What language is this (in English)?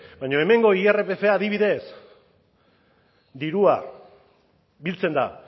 Basque